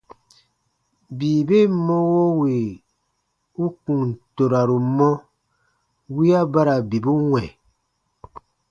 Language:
Baatonum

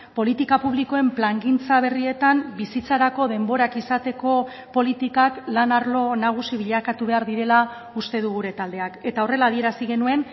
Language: Basque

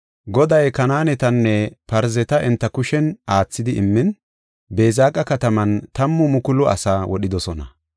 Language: Gofa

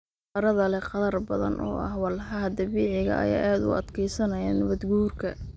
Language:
Somali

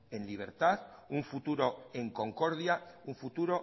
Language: Spanish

